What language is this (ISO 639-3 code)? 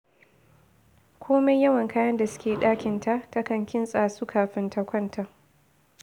hau